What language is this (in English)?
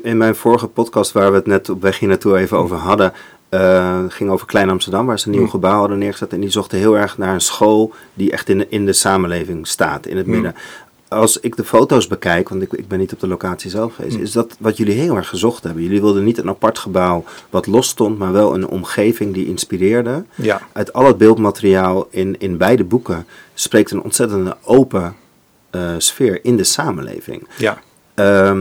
Dutch